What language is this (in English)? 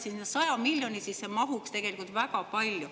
Estonian